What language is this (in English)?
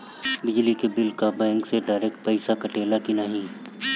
Bhojpuri